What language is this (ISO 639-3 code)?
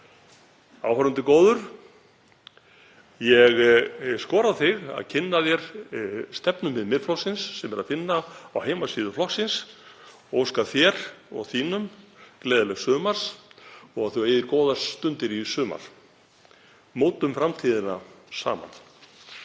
isl